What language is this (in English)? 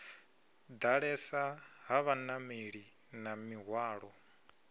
Venda